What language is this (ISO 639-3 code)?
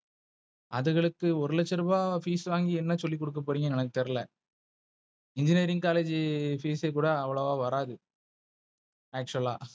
tam